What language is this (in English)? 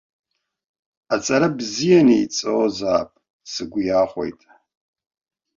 Abkhazian